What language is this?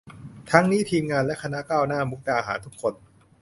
Thai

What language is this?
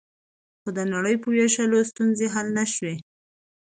Pashto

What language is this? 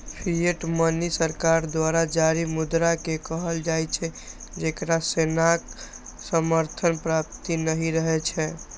Maithili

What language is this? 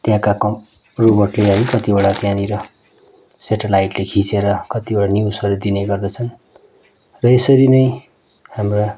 Nepali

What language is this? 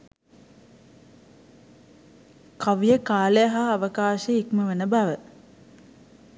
Sinhala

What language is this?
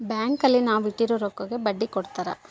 Kannada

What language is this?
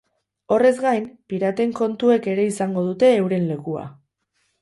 Basque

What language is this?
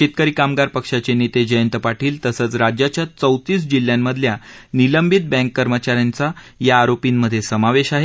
Marathi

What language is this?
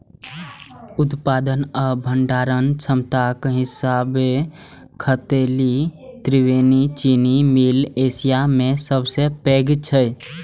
Maithili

